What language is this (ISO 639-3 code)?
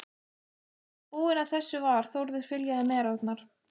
isl